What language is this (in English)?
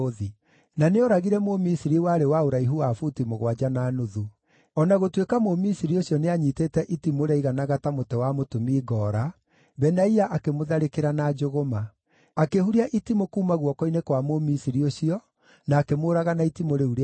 Kikuyu